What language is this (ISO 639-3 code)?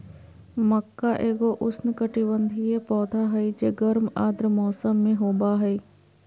mag